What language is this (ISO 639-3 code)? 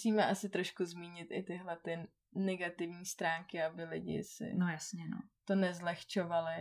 ces